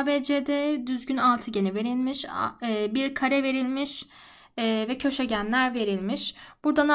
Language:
Turkish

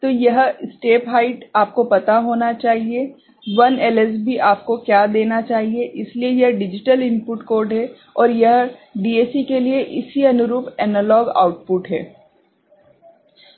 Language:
Hindi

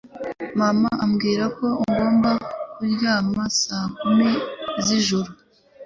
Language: Kinyarwanda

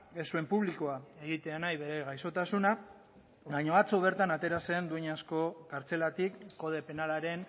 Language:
Basque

